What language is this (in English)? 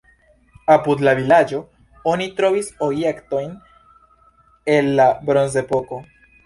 Esperanto